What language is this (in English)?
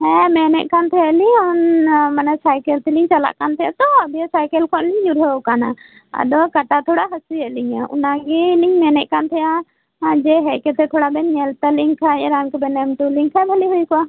Santali